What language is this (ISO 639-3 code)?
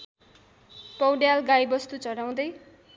nep